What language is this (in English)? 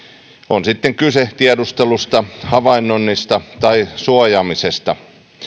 Finnish